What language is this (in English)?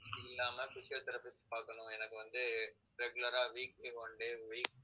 Tamil